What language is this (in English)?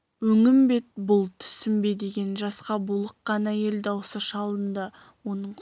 Kazakh